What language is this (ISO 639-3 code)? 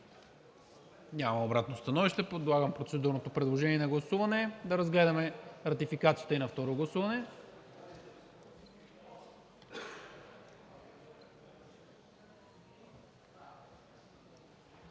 bul